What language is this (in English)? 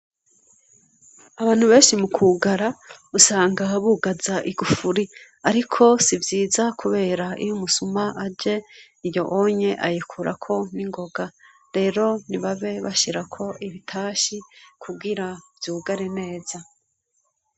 Rundi